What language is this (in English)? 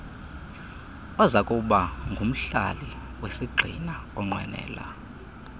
Xhosa